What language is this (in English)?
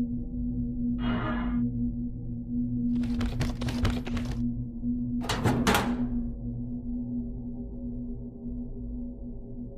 Spanish